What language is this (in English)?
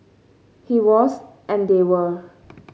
English